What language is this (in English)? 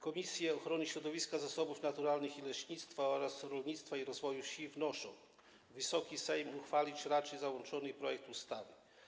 Polish